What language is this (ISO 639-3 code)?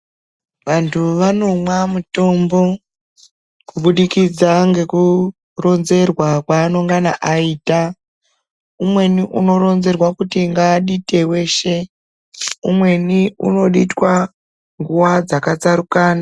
ndc